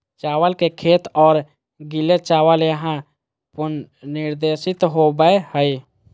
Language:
Magahi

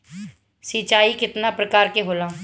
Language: Bhojpuri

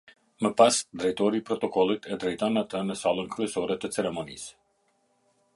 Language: Albanian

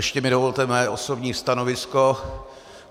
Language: Czech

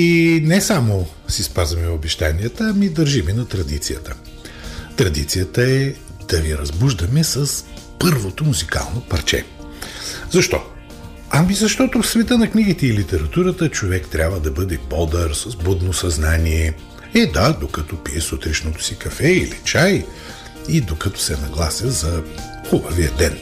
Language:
Bulgarian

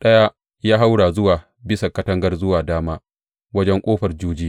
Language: Hausa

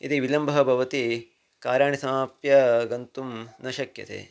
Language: Sanskrit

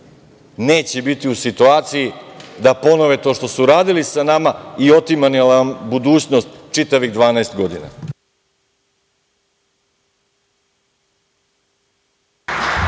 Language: Serbian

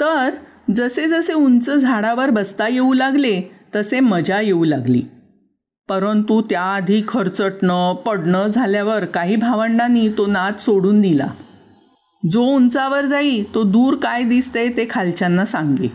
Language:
Marathi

